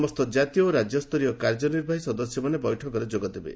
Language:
Odia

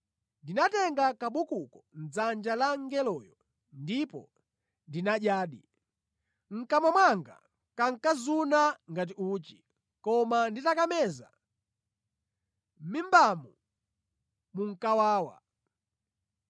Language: Nyanja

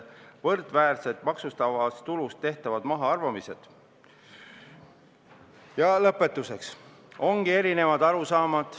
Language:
Estonian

